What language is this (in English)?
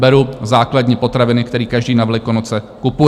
Czech